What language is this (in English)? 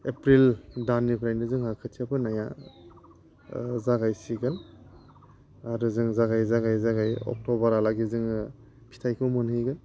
Bodo